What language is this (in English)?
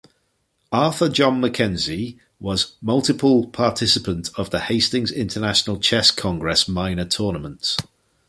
English